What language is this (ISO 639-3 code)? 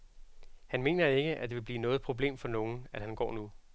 dan